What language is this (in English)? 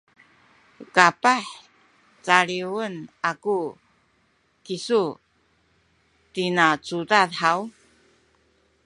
Sakizaya